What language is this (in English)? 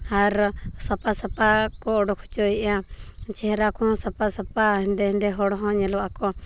Santali